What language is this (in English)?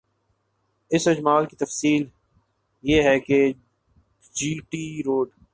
Urdu